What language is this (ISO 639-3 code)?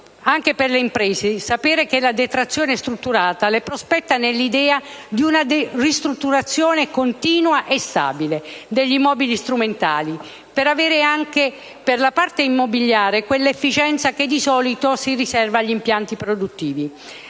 ita